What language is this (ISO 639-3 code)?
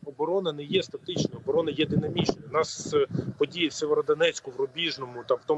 ukr